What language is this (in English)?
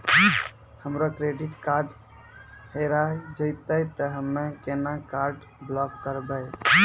Maithili